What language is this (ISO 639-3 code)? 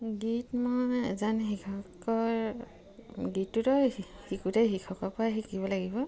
asm